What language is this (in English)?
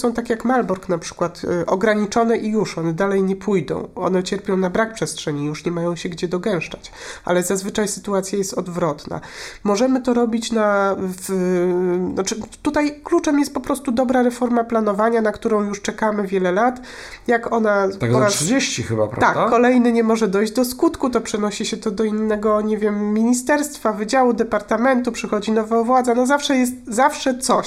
Polish